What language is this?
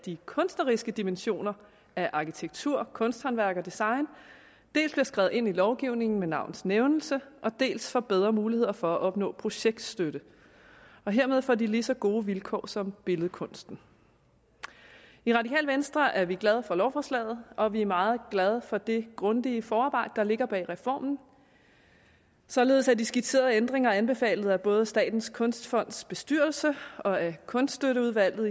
Danish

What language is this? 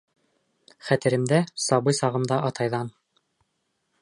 Bashkir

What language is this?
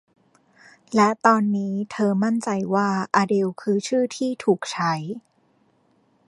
Thai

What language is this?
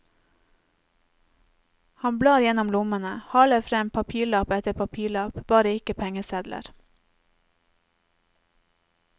Norwegian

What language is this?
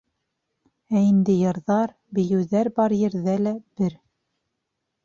Bashkir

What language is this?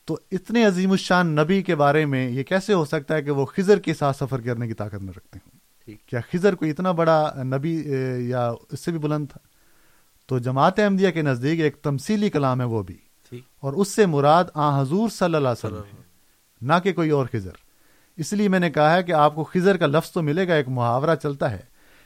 Urdu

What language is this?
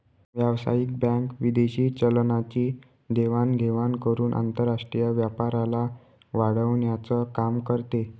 Marathi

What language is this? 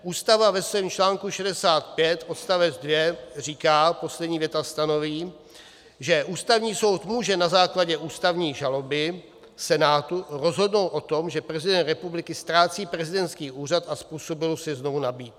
Czech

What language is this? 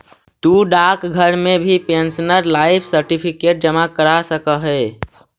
Magahi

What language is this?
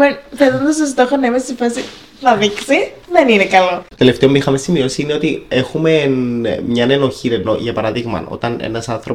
Greek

